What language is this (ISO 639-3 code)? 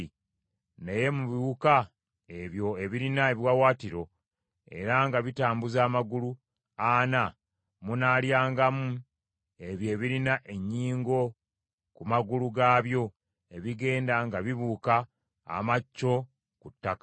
lug